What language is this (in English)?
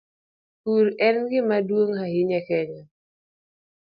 Luo (Kenya and Tanzania)